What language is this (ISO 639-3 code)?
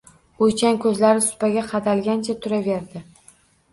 uzb